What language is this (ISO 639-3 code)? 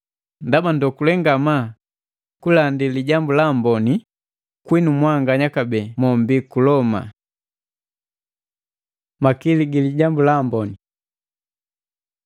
mgv